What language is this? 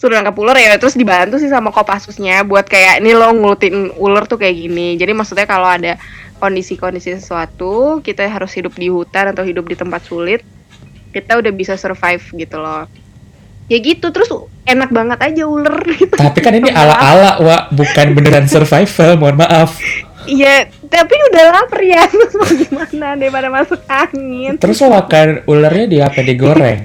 Indonesian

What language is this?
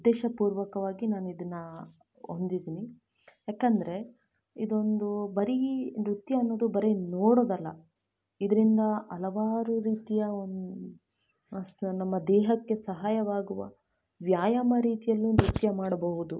Kannada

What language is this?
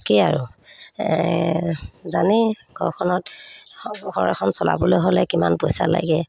Assamese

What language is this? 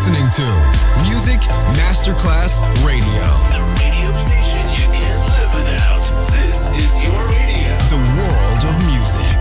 Italian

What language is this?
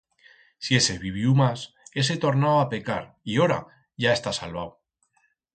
Aragonese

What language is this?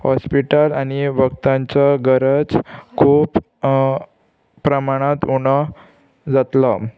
Konkani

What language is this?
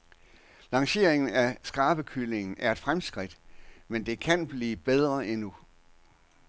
Danish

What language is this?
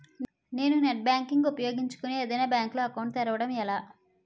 Telugu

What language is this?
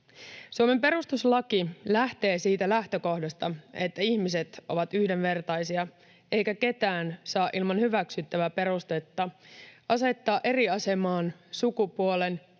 Finnish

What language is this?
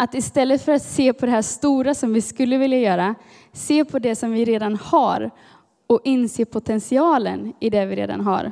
Swedish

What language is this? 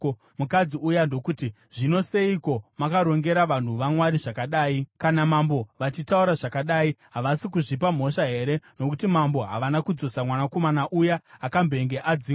Shona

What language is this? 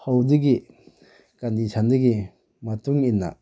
Manipuri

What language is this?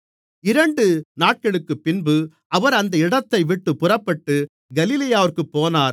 Tamil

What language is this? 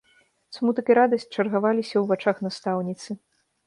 Belarusian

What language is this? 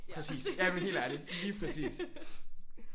Danish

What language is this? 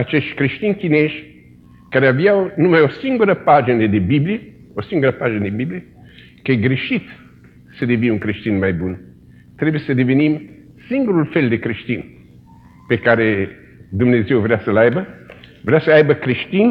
Romanian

